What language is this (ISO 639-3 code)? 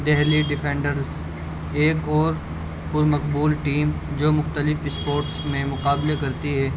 urd